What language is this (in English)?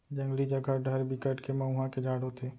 Chhattisgarhi